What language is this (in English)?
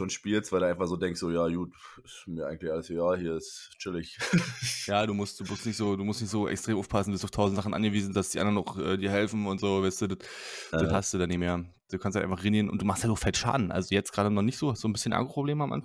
German